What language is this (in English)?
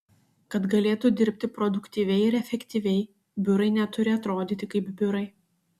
Lithuanian